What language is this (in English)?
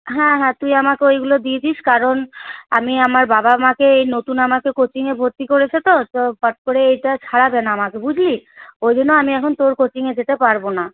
Bangla